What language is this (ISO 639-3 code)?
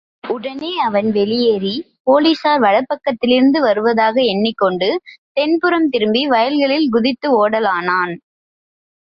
tam